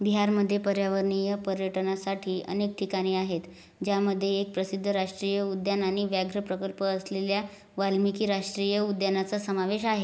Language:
Marathi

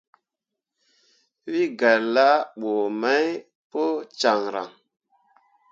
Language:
Mundang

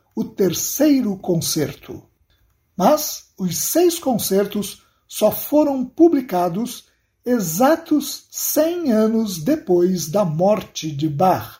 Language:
Portuguese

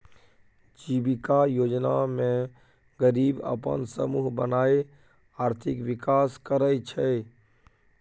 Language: Maithili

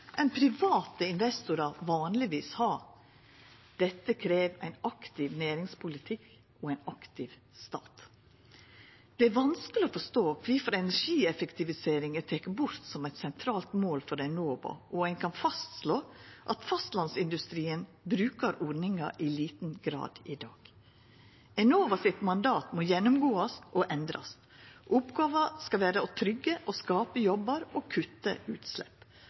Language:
Norwegian Nynorsk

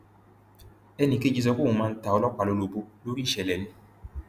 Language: Yoruba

